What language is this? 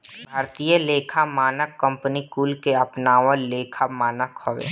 Bhojpuri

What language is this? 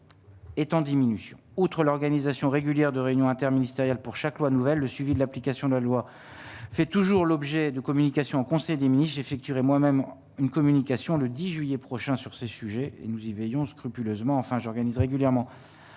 French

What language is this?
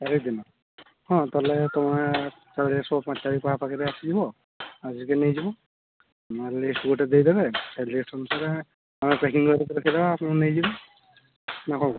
Odia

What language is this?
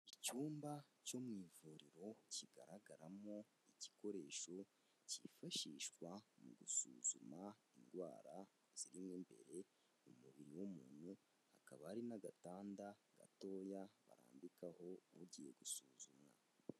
Kinyarwanda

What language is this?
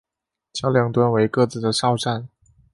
Chinese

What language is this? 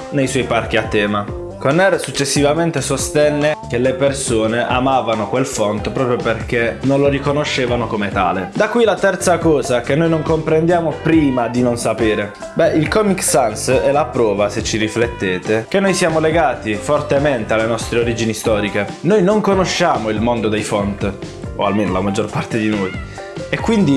Italian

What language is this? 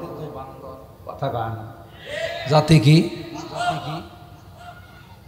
Arabic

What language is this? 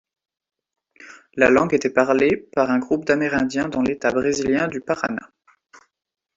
French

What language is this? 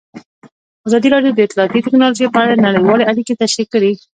Pashto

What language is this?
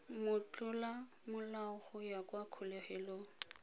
Tswana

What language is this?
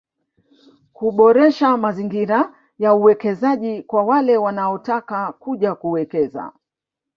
Swahili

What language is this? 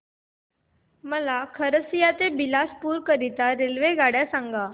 Marathi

